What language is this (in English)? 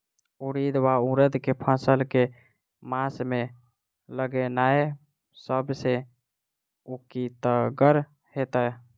Maithili